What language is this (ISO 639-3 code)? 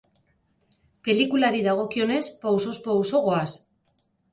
eus